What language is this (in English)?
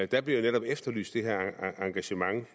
Danish